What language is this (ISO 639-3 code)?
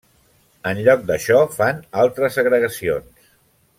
cat